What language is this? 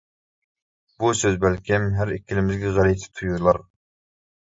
Uyghur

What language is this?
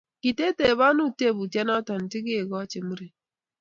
Kalenjin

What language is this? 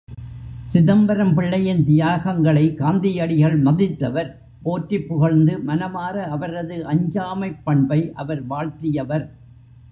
Tamil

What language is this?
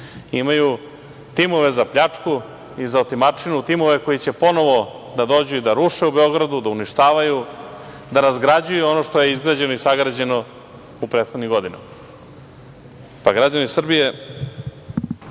Serbian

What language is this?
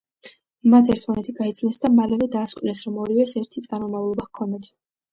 Georgian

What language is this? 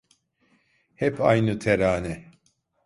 Turkish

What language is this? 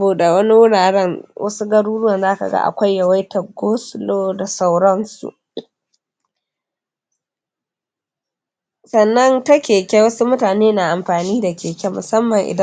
Hausa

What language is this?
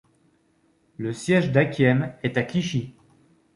French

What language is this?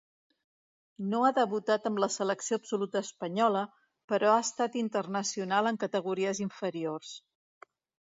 Catalan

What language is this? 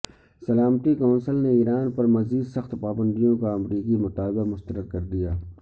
Urdu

